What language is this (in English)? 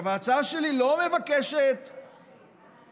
Hebrew